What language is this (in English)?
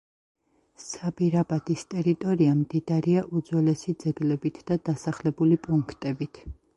Georgian